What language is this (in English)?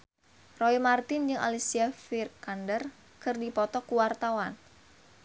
Sundanese